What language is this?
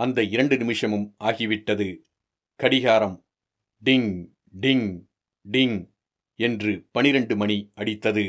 Tamil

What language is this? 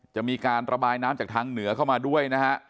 Thai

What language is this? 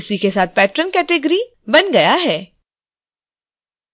Hindi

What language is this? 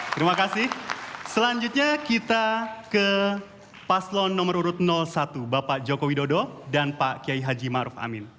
Indonesian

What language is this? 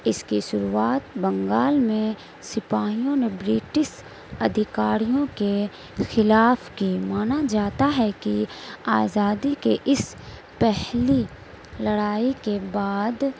Urdu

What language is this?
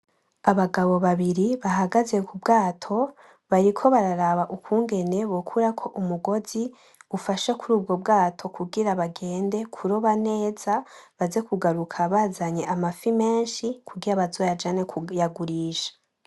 Rundi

